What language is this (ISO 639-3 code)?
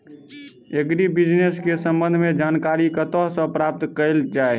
mai